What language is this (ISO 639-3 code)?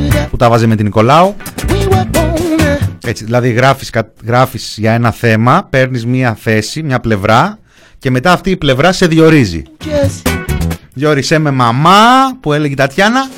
ell